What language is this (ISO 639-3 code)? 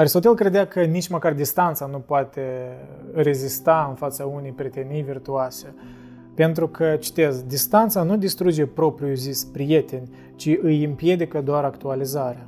ron